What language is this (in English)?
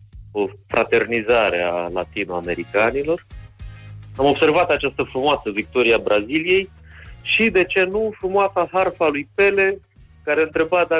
Romanian